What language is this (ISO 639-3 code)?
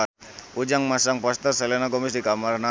sun